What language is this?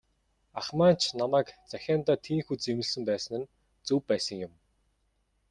Mongolian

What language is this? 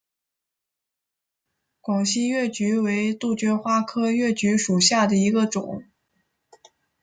Chinese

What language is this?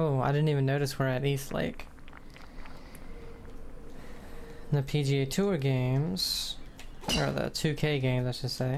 English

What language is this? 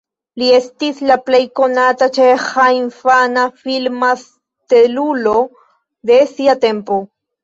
Esperanto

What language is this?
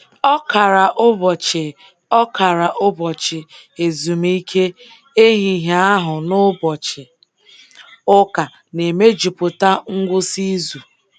Igbo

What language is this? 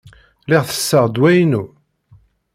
Kabyle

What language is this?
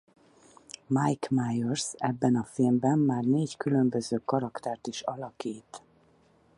Hungarian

